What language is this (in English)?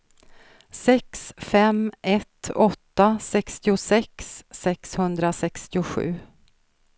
Swedish